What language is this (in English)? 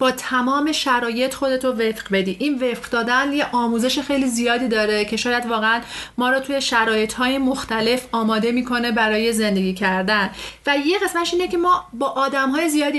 Persian